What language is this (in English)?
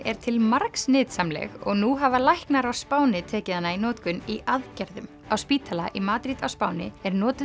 Icelandic